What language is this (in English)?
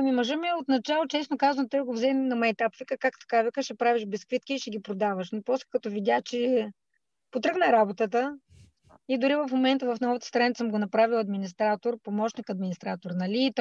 Bulgarian